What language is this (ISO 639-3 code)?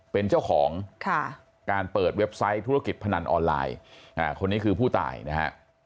tha